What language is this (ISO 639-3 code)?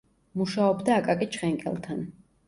kat